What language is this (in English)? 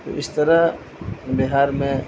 Urdu